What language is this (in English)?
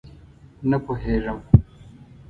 Pashto